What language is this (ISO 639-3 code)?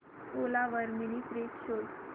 mar